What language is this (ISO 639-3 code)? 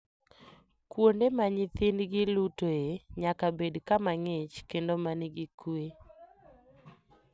luo